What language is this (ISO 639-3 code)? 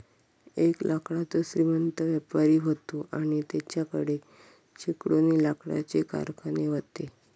mar